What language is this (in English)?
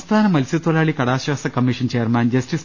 Malayalam